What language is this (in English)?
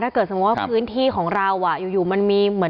Thai